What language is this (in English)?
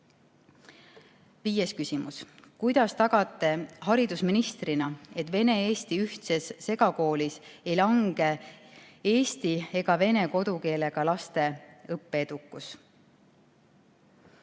Estonian